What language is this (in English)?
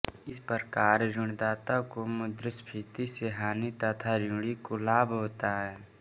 Hindi